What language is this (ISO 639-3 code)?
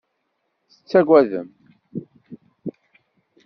kab